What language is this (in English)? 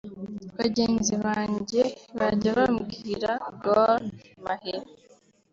Kinyarwanda